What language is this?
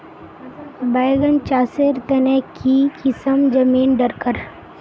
Magahi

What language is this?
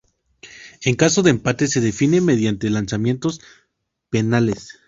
Spanish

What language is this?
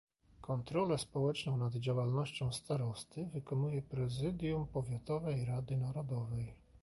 Polish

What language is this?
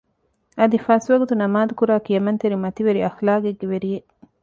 Divehi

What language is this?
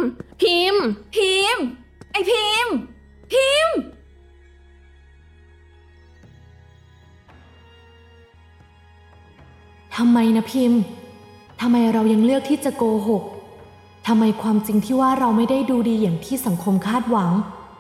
Thai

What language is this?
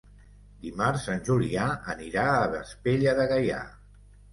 Catalan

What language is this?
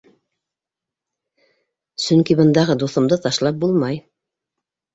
Bashkir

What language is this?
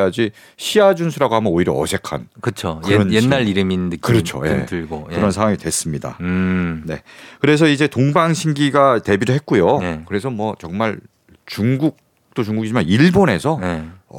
Korean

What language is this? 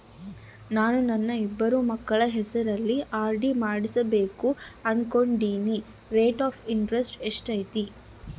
Kannada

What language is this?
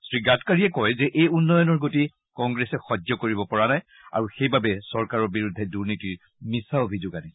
Assamese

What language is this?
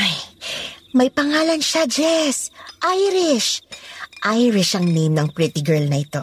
Filipino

